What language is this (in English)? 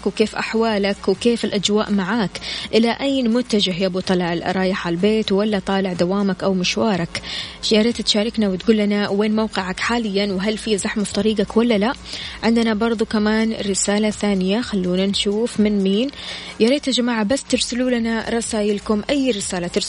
Arabic